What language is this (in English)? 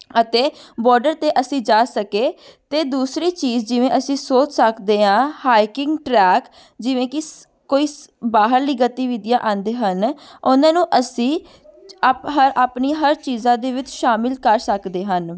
Punjabi